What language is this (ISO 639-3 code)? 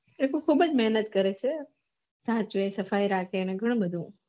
guj